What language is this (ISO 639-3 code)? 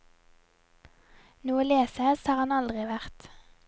nor